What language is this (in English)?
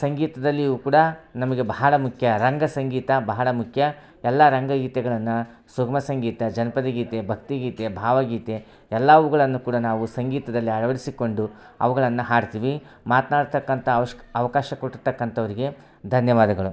Kannada